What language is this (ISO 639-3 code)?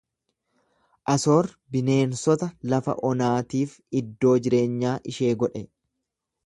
orm